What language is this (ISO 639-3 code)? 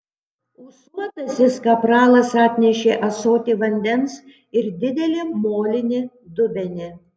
lit